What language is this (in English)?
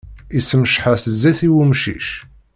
Kabyle